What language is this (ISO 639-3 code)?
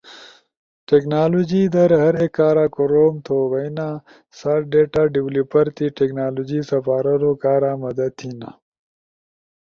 ush